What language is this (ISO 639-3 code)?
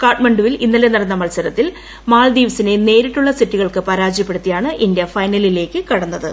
mal